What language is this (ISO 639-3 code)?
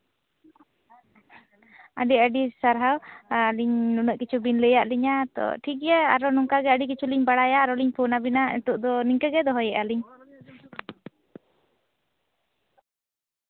sat